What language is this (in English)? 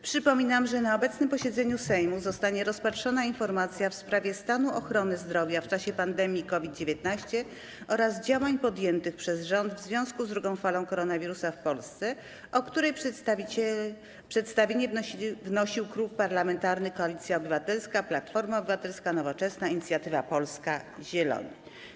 Polish